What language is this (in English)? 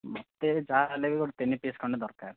Odia